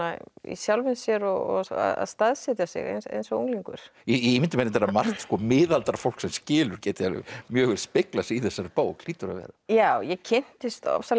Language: Icelandic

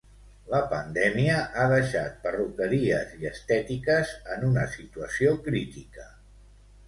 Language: Catalan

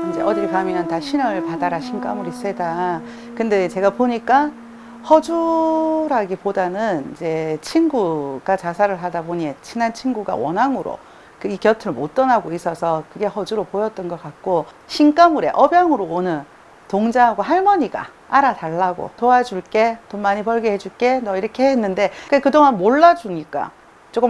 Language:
Korean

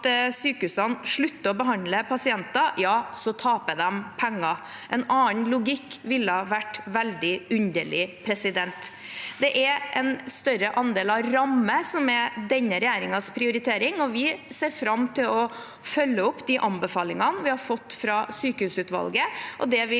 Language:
Norwegian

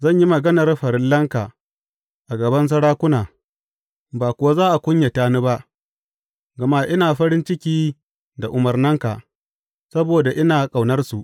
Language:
Hausa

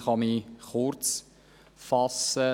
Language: Swiss German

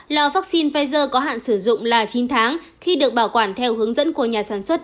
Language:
Vietnamese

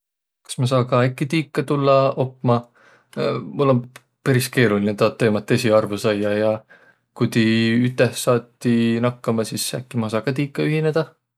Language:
Võro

